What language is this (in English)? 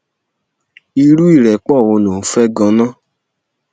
Yoruba